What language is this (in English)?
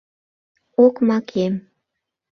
Mari